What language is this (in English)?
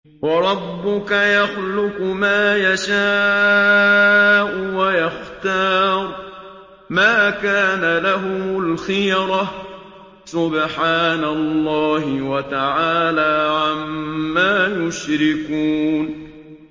Arabic